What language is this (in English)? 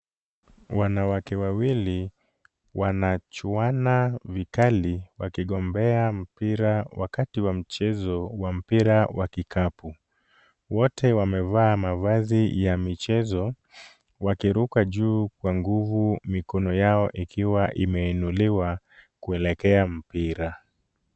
Swahili